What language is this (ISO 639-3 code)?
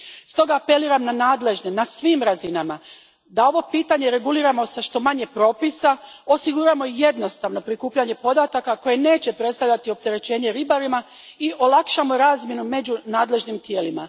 hrv